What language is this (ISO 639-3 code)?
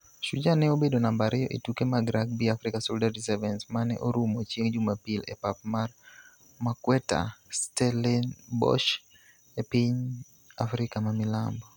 luo